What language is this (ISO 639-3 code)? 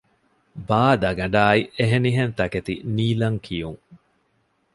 div